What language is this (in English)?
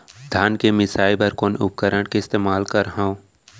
Chhattisgarhi